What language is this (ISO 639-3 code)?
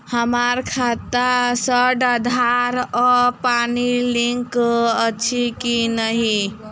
mai